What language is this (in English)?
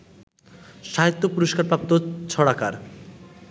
Bangla